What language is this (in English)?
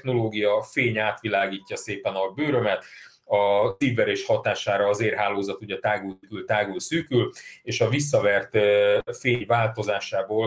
Hungarian